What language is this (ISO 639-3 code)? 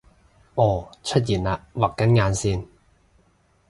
yue